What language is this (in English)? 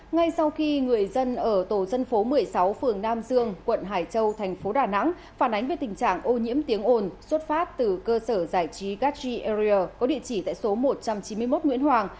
Vietnamese